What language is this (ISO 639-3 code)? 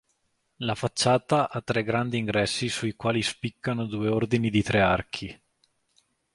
ita